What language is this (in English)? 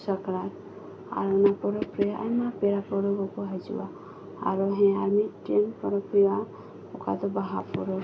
Santali